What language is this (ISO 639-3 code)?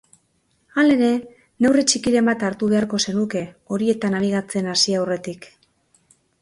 eus